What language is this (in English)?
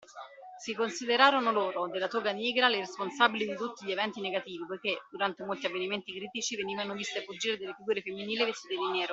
Italian